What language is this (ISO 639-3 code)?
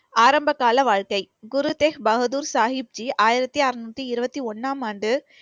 tam